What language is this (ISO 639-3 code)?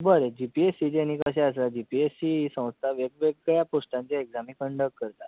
kok